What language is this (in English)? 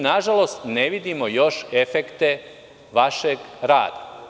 Serbian